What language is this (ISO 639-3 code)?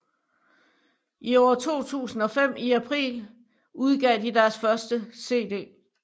dan